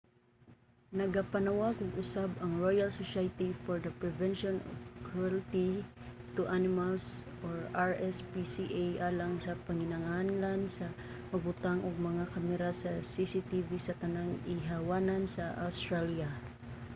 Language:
Cebuano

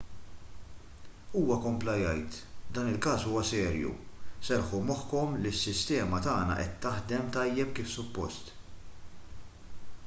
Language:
Maltese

